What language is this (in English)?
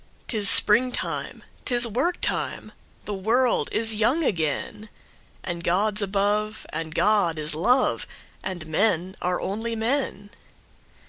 English